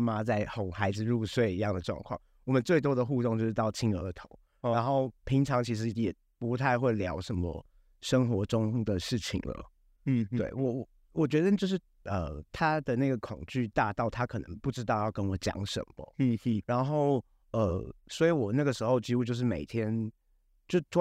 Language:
Chinese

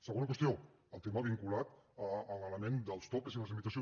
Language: Catalan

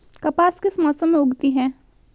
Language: Hindi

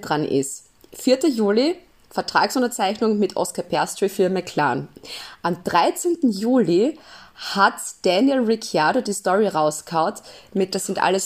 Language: German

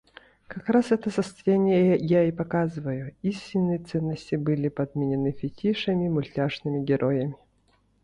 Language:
Yakut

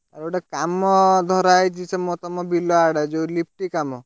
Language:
Odia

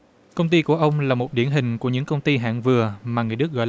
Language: Vietnamese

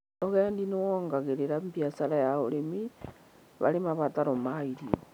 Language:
Kikuyu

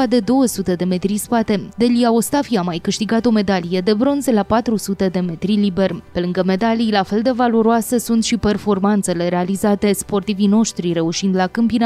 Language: Romanian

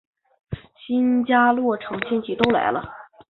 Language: Chinese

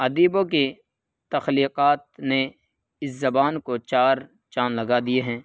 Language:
Urdu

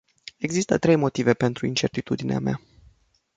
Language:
Romanian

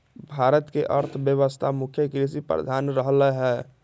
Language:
Magahi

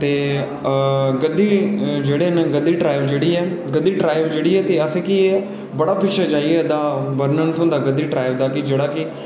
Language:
Dogri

